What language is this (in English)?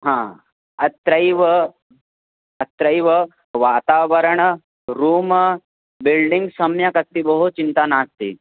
Sanskrit